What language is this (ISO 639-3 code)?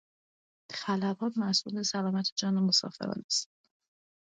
fas